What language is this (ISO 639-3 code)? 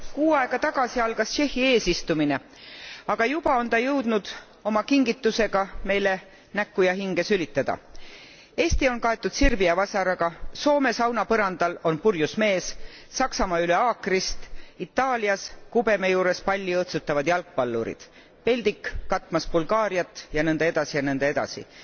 est